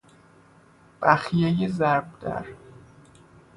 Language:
Persian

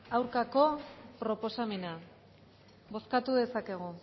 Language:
Basque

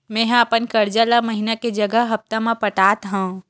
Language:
Chhattisgarhi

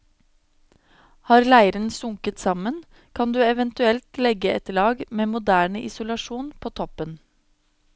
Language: Norwegian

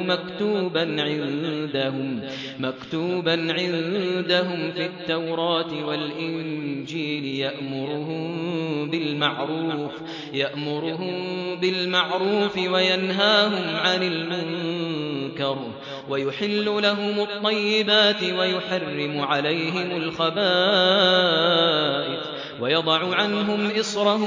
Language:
Arabic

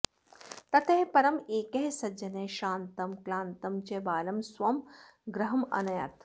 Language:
Sanskrit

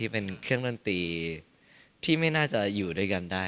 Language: Thai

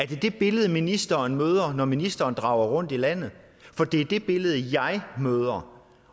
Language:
Danish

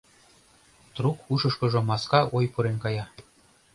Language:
Mari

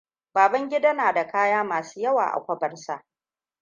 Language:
Hausa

